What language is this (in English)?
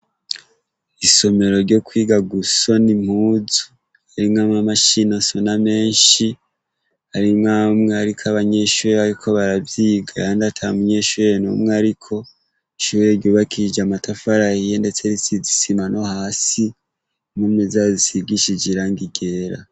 Rundi